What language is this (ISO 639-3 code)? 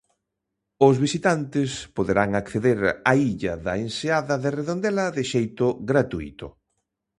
glg